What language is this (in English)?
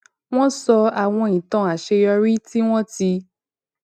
Yoruba